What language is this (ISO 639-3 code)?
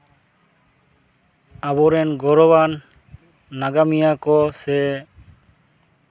sat